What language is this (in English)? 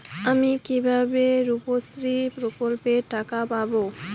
Bangla